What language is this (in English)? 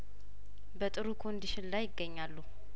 Amharic